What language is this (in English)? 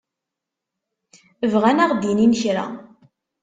Kabyle